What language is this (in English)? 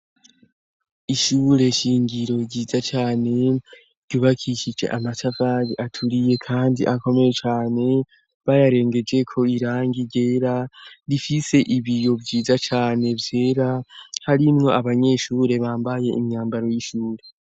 Rundi